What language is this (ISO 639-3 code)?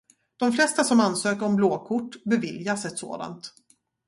swe